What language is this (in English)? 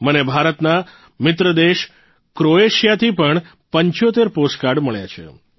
Gujarati